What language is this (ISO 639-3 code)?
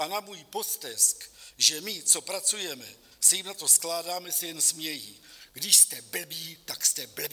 ces